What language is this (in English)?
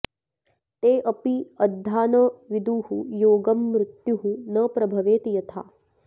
Sanskrit